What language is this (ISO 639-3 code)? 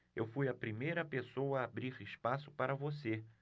por